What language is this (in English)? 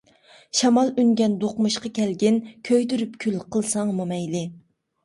Uyghur